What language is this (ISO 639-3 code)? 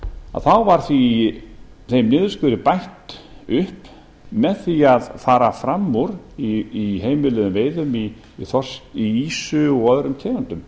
isl